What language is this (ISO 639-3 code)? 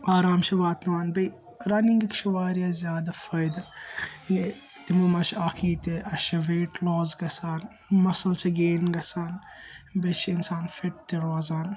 kas